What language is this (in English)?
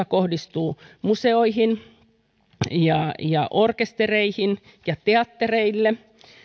Finnish